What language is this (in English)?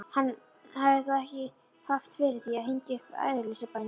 Icelandic